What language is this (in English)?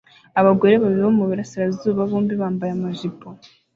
Kinyarwanda